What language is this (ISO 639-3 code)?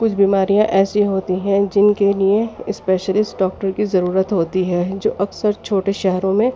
urd